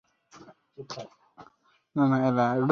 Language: Bangla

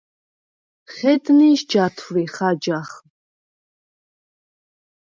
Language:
Svan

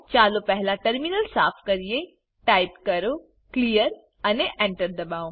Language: Gujarati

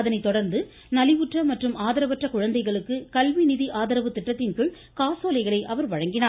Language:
Tamil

